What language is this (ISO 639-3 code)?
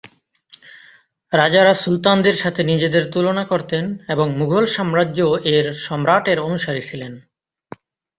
ben